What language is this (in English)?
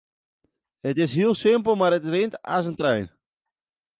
Western Frisian